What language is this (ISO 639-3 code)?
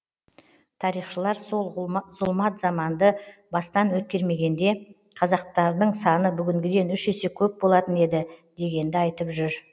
kaz